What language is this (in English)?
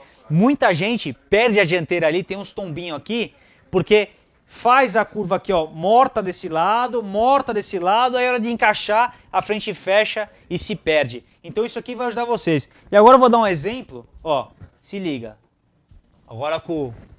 Portuguese